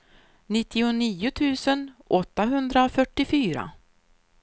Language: Swedish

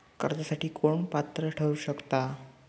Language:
Marathi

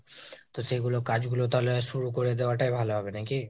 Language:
Bangla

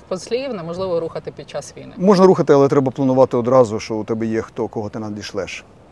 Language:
Ukrainian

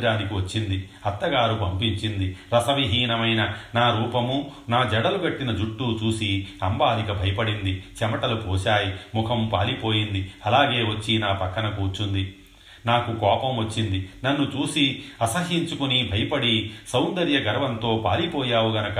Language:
Telugu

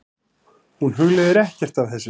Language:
Icelandic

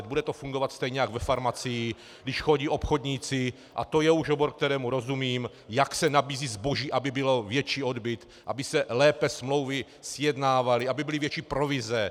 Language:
Czech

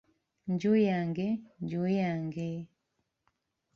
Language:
Ganda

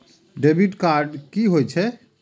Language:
Maithili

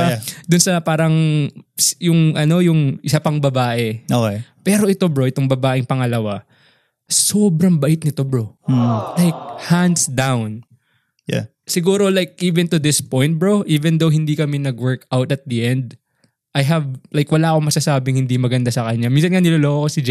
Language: Filipino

